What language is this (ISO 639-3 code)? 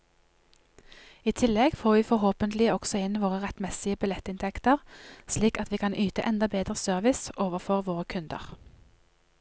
nor